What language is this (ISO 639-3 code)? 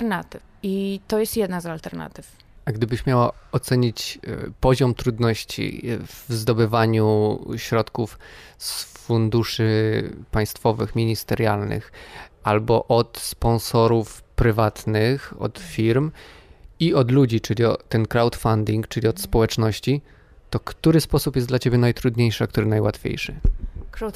pol